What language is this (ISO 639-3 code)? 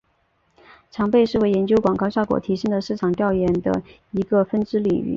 zho